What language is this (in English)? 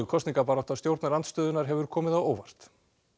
Icelandic